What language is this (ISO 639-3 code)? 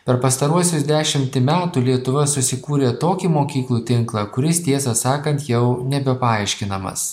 lit